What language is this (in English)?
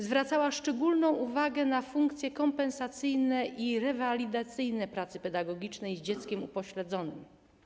Polish